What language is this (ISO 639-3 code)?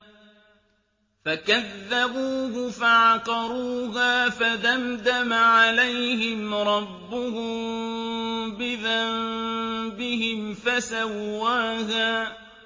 ara